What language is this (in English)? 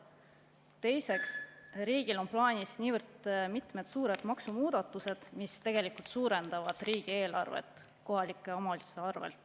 Estonian